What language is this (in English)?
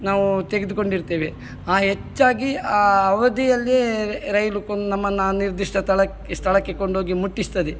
Kannada